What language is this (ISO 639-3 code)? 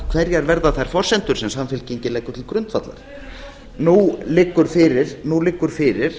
isl